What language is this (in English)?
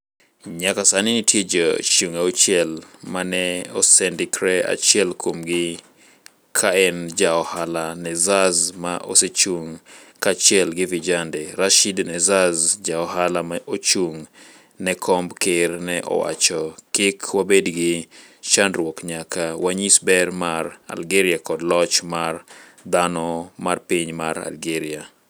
Luo (Kenya and Tanzania)